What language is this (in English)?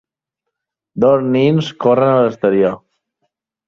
Catalan